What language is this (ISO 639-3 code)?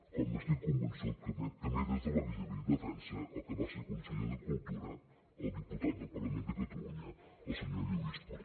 cat